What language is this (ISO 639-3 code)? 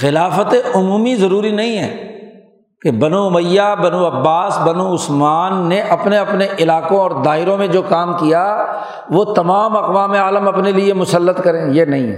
urd